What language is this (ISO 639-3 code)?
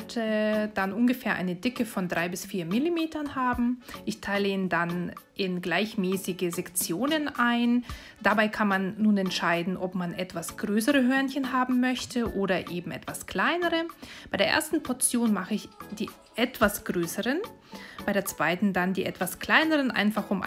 deu